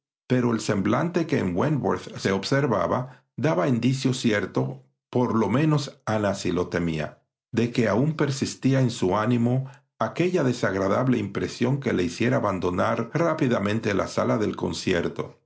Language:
Spanish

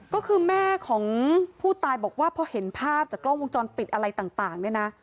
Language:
Thai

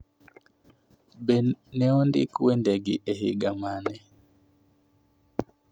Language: Luo (Kenya and Tanzania)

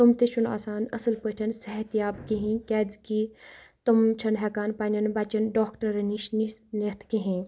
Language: Kashmiri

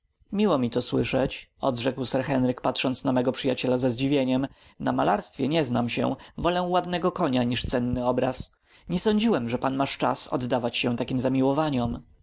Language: Polish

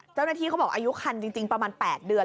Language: Thai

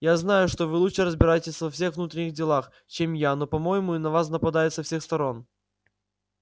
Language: Russian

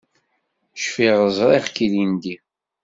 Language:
Kabyle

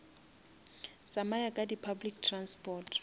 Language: Northern Sotho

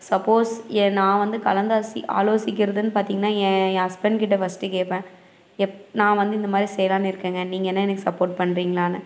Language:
Tamil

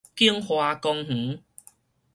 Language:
Min Nan Chinese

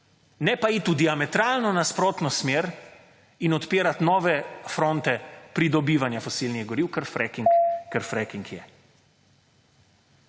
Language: Slovenian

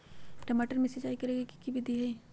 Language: Magahi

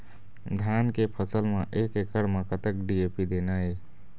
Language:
Chhattisgarhi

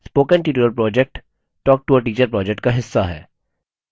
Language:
Hindi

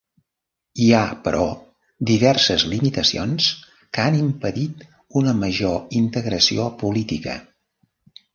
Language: Catalan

